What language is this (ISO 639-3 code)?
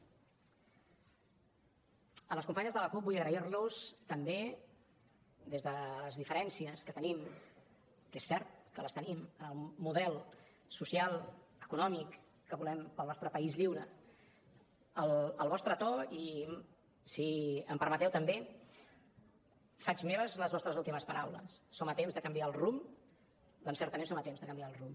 cat